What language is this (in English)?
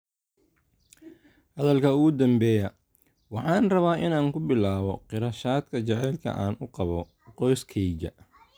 Somali